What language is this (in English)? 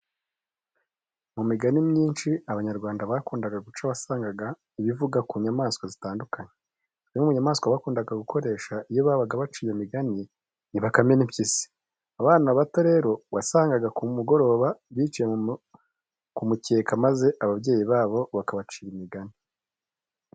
Kinyarwanda